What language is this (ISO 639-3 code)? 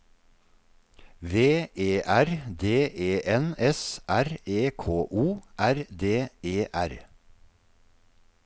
nor